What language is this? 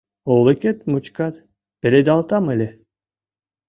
Mari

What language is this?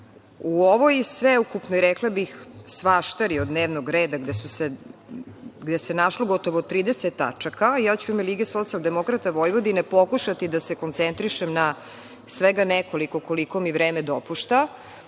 Serbian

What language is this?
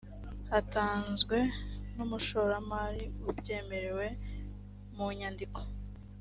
Kinyarwanda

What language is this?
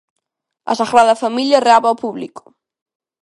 Galician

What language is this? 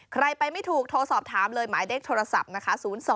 Thai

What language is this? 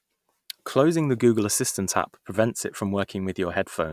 English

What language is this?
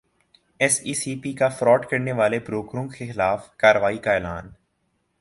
Urdu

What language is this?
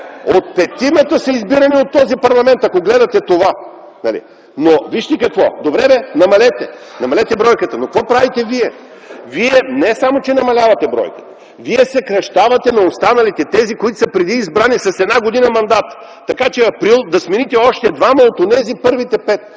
Bulgarian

